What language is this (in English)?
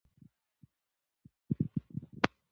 Pashto